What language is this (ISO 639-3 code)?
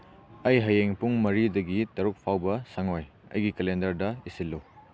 mni